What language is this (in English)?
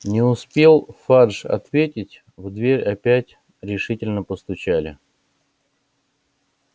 Russian